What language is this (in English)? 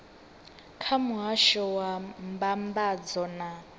Venda